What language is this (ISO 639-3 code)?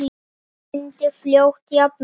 isl